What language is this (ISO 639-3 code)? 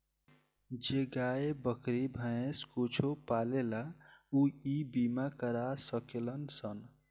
bho